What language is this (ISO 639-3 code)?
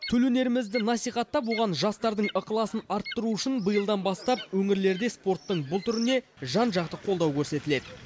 kaz